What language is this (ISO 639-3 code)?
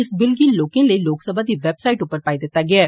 doi